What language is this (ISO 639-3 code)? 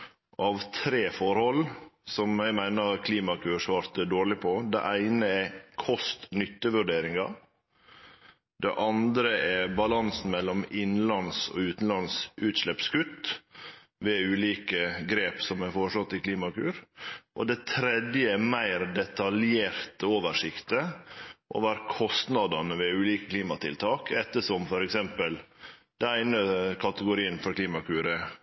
nno